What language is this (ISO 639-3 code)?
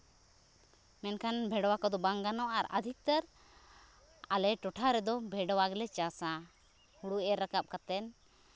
sat